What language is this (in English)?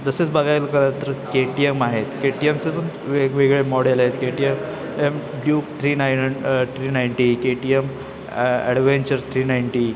Marathi